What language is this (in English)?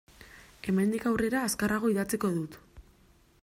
Basque